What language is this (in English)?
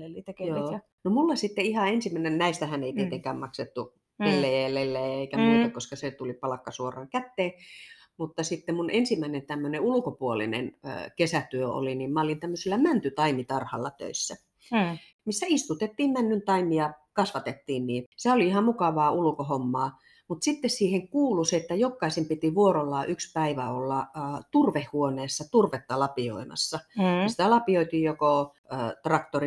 Finnish